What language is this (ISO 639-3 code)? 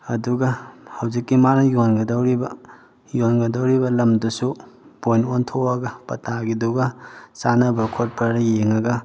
mni